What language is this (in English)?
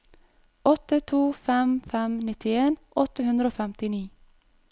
Norwegian